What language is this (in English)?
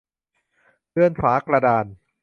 Thai